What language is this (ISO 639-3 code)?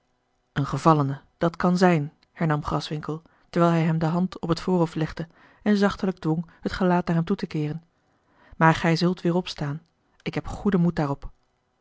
nld